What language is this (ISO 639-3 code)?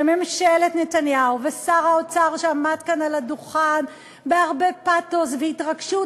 heb